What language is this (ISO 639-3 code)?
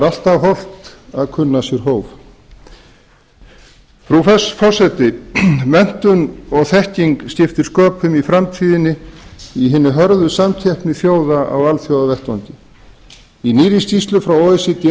isl